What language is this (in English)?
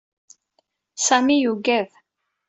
Kabyle